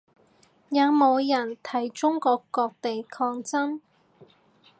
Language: Cantonese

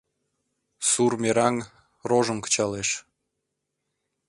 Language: Mari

